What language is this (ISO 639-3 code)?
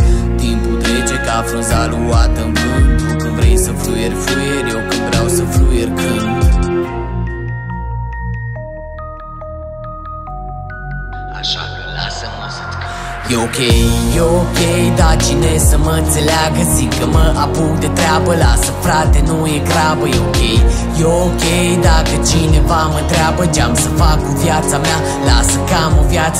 ron